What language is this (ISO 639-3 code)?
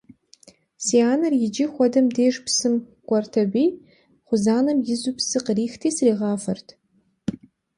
kbd